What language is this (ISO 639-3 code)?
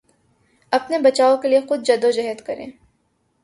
urd